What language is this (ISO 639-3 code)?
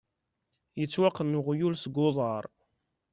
kab